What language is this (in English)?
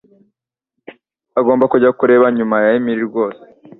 Kinyarwanda